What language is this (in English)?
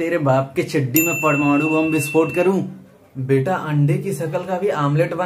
Hindi